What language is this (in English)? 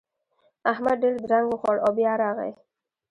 Pashto